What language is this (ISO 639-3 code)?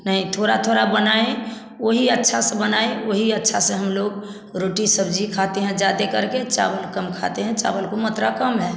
hin